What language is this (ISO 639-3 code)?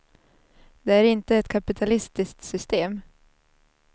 swe